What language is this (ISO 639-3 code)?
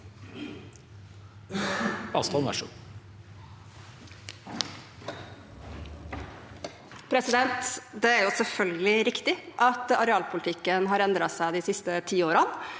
nor